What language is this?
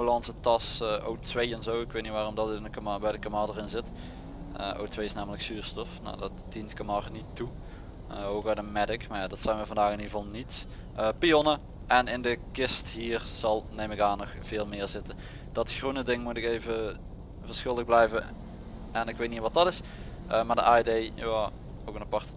Dutch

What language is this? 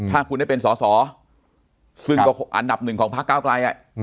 Thai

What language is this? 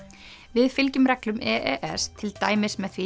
Icelandic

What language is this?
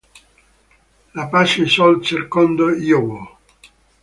Italian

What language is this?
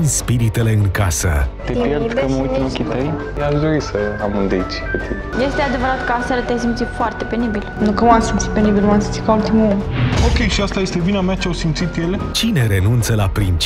Romanian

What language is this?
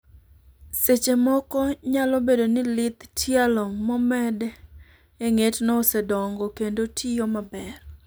Luo (Kenya and Tanzania)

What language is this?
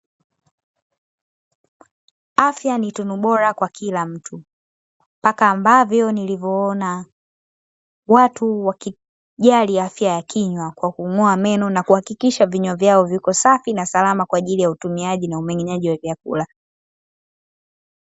Swahili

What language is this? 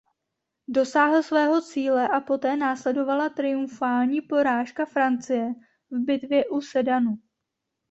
Czech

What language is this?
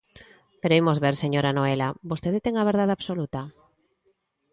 Galician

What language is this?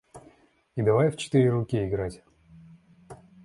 Russian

